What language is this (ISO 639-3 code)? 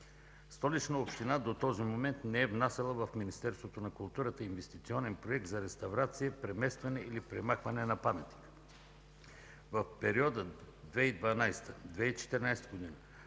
bul